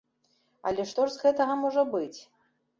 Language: Belarusian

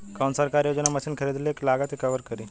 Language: Bhojpuri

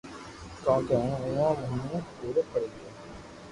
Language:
Loarki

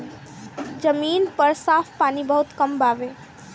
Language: Bhojpuri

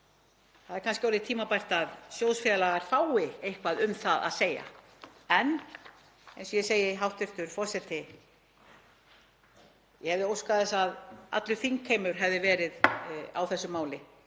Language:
Icelandic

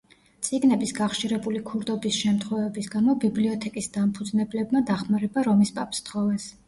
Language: Georgian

